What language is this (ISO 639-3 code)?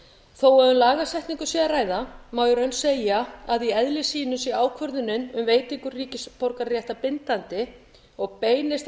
isl